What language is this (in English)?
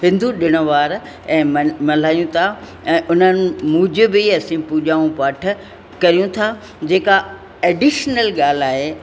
Sindhi